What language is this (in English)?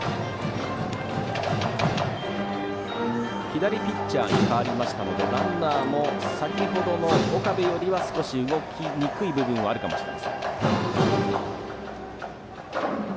Japanese